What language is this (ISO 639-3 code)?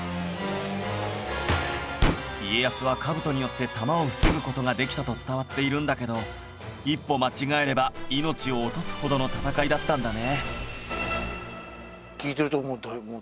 jpn